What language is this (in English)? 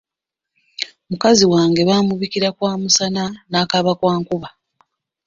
Ganda